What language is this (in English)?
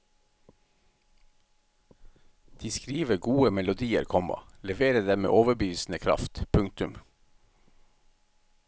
Norwegian